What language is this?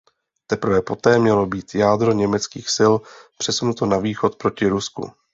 Czech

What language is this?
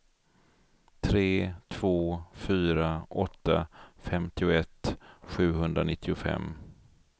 Swedish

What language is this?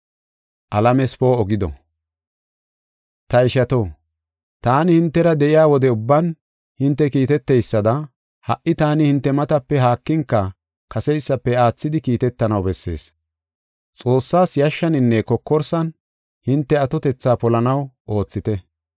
Gofa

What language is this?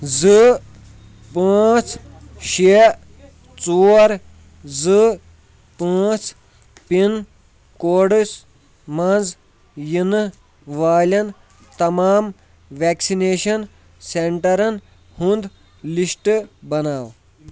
Kashmiri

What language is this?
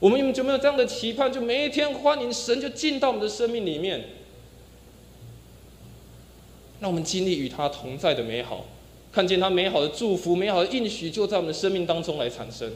Chinese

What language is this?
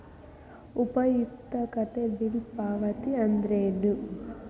Kannada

